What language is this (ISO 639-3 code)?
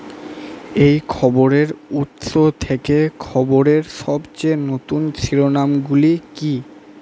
ben